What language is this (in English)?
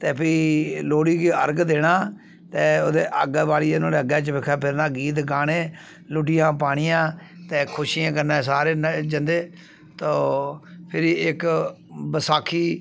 Dogri